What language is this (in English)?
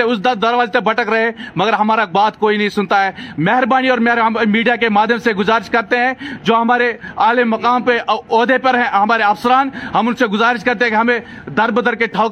Urdu